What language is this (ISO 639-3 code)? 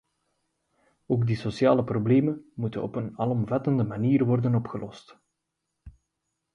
nld